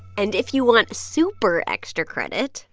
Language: English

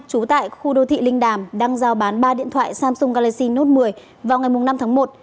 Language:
Vietnamese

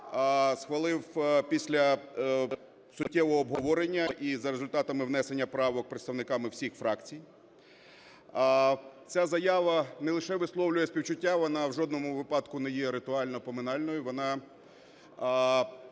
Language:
Ukrainian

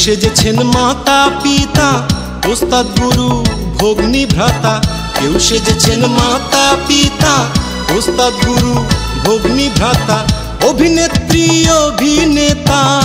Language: Bangla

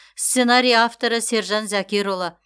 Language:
Kazakh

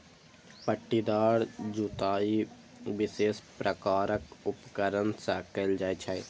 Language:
Maithili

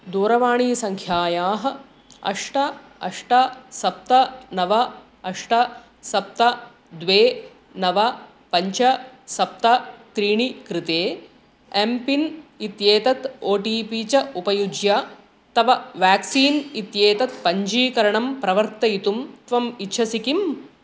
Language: Sanskrit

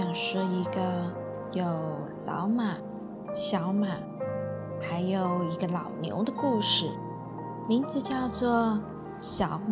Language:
Chinese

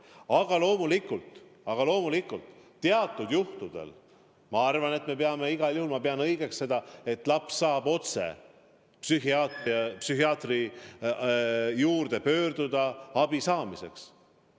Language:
Estonian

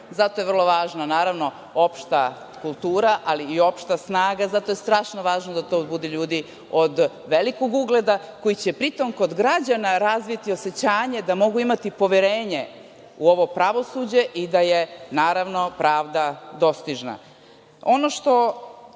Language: Serbian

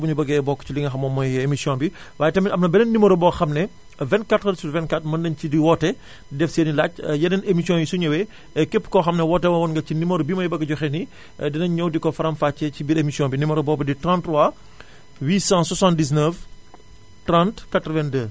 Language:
Wolof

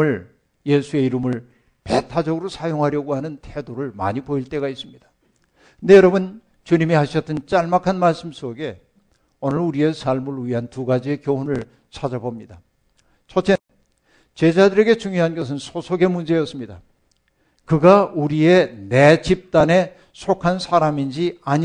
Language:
Korean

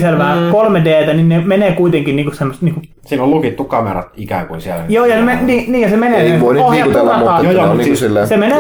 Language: Finnish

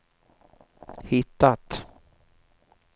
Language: Swedish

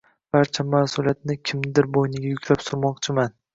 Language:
Uzbek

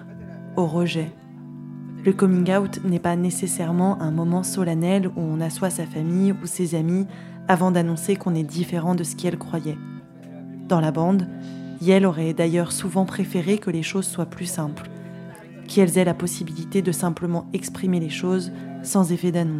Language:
French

